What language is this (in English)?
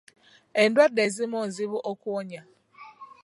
Ganda